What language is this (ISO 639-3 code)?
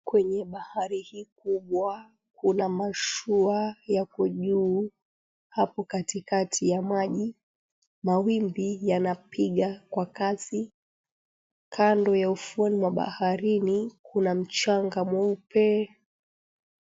swa